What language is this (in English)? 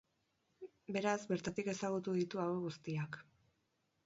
Basque